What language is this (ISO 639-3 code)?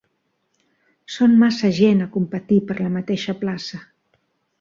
cat